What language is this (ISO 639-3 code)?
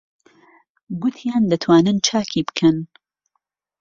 ckb